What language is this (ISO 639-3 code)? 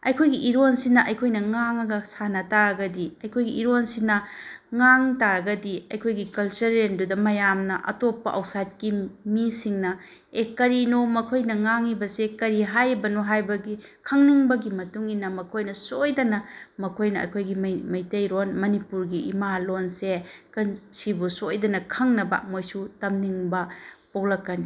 mni